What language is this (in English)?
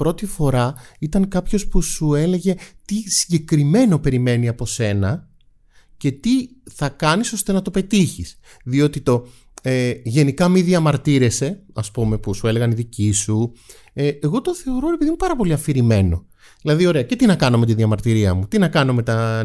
Greek